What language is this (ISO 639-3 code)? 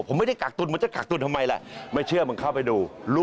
tha